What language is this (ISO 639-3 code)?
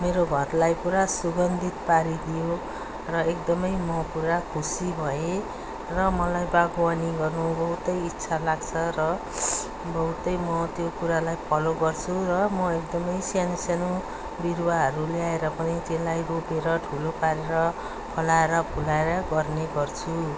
nep